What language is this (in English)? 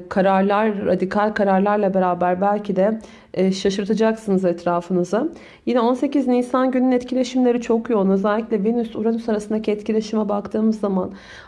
Turkish